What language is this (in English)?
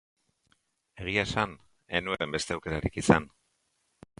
Basque